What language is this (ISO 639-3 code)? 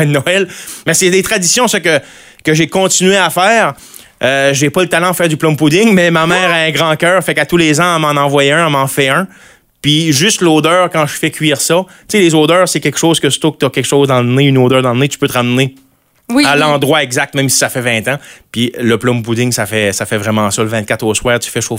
fra